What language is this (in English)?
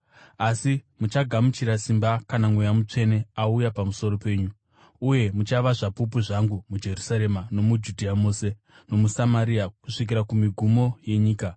Shona